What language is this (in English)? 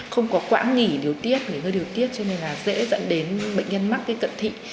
Vietnamese